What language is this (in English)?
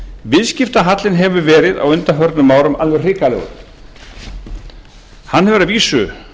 Icelandic